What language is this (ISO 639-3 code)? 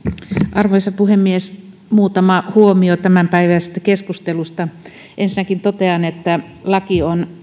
fin